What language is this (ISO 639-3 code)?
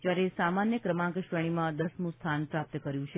guj